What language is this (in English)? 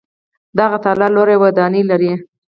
Pashto